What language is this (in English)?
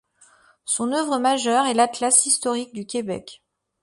French